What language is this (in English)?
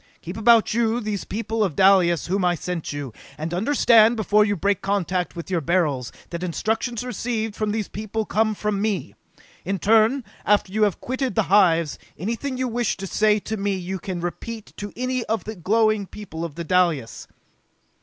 English